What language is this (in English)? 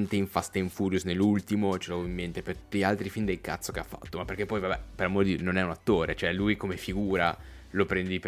Italian